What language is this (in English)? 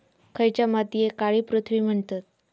Marathi